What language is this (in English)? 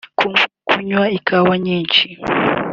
Kinyarwanda